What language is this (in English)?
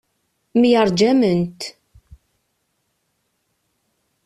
Kabyle